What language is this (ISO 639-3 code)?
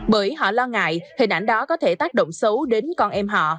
vie